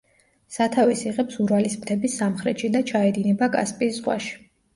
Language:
Georgian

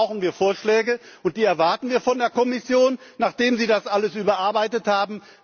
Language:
German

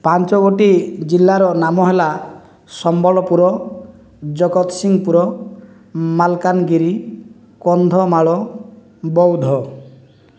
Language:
Odia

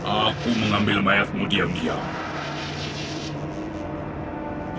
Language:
Indonesian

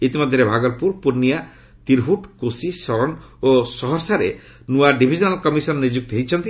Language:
Odia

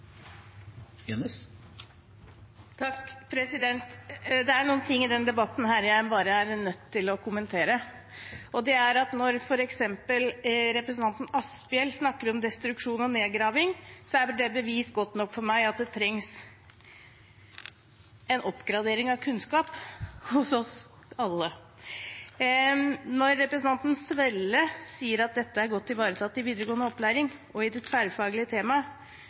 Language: Norwegian Bokmål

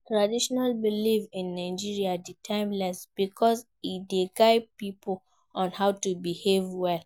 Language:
Nigerian Pidgin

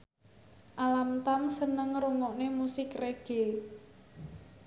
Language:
Javanese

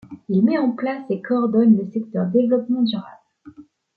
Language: French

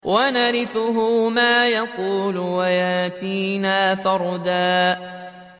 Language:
Arabic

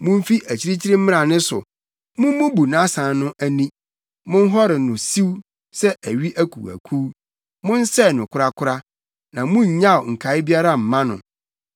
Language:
Akan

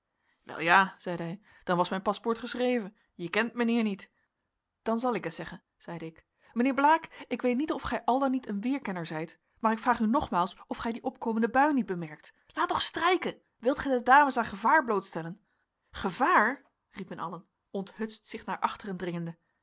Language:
Dutch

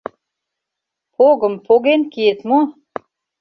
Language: Mari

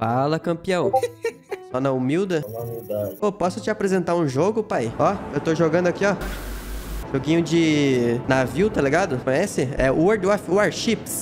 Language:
Portuguese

